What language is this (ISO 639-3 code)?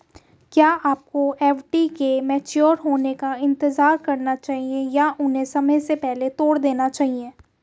hin